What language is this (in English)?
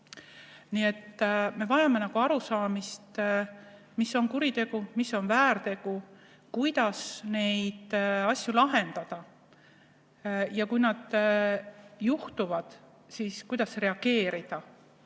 Estonian